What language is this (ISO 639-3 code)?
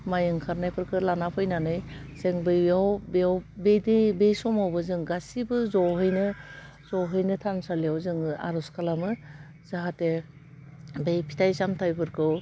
brx